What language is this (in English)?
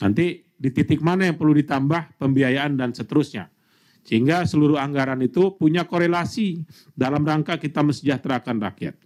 Indonesian